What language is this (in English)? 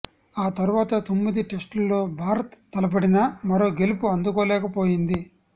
Telugu